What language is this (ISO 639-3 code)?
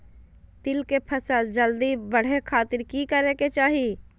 mag